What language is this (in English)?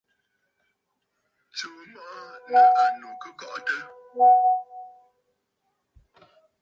Bafut